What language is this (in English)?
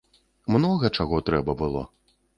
Belarusian